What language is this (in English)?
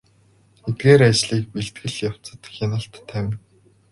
Mongolian